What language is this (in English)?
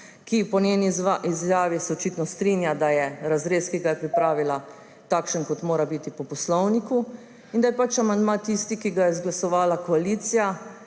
Slovenian